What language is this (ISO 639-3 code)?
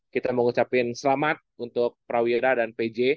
ind